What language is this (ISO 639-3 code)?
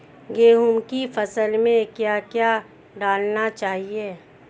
hin